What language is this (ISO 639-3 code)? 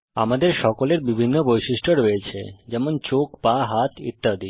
ben